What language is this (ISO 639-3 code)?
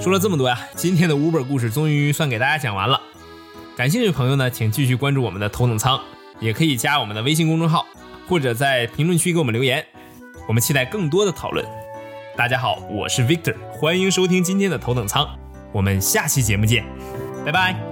zho